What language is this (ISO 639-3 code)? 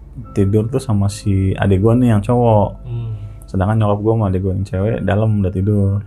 ind